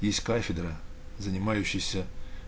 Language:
Russian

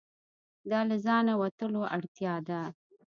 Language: Pashto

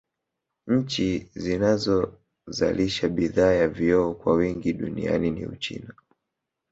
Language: Swahili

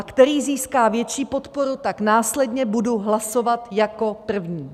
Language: Czech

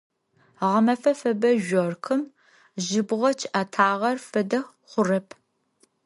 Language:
Adyghe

